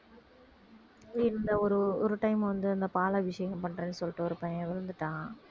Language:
Tamil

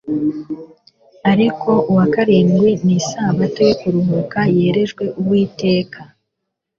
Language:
Kinyarwanda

